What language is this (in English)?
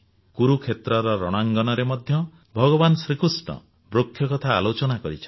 Odia